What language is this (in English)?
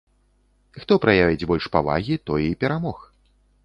Belarusian